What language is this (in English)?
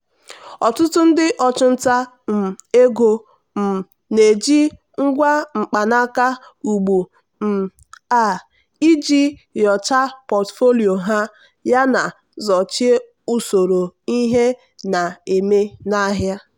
Igbo